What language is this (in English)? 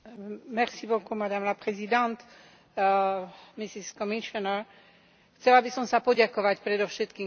Slovak